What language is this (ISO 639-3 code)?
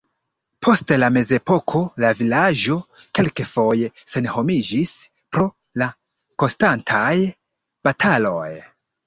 epo